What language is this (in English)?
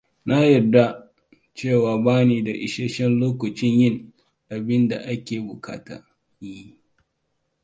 Hausa